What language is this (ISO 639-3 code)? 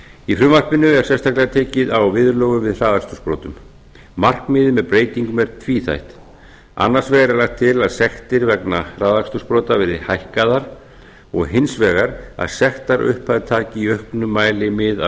isl